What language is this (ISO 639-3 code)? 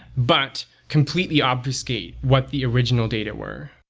eng